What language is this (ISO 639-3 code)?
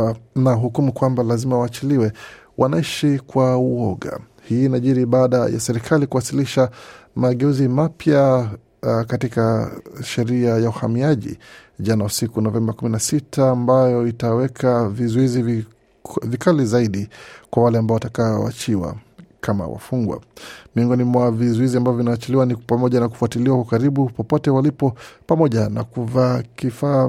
swa